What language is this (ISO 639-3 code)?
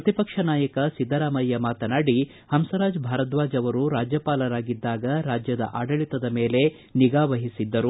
kan